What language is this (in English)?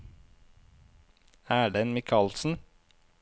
Norwegian